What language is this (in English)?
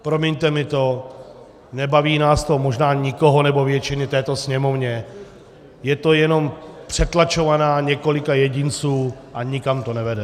Czech